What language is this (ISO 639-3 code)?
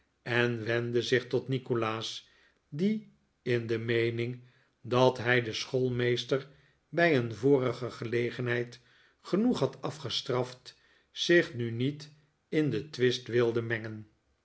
nld